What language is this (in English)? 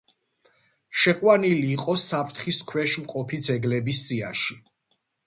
Georgian